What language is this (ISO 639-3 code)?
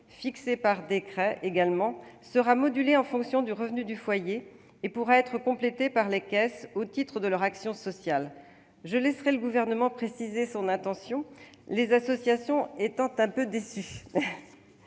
fra